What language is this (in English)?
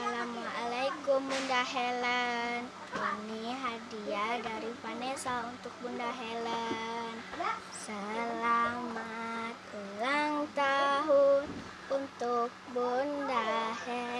Indonesian